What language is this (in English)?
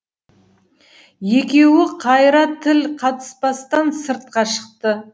Kazakh